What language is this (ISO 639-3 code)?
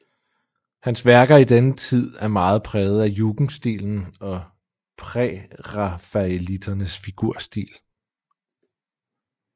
dan